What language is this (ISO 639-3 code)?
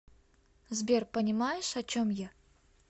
rus